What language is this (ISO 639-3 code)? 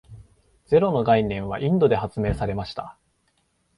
jpn